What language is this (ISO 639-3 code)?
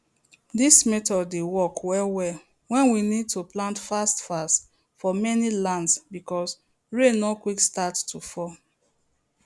pcm